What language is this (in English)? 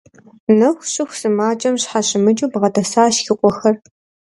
Kabardian